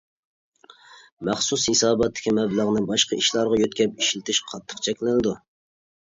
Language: Uyghur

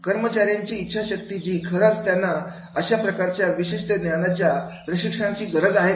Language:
Marathi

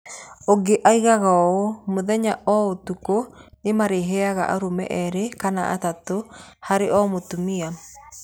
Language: Kikuyu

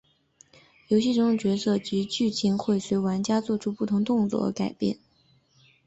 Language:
Chinese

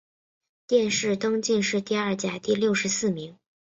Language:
Chinese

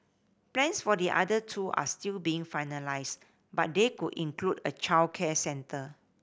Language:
English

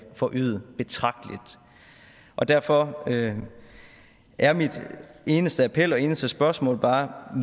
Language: Danish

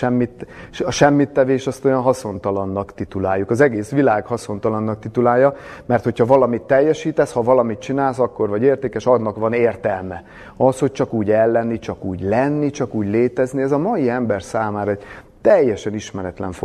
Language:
Hungarian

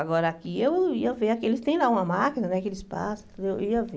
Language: Portuguese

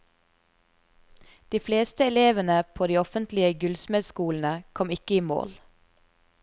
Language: Norwegian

